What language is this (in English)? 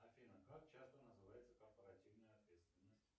Russian